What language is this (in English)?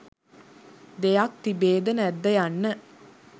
Sinhala